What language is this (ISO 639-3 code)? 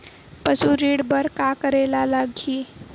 hne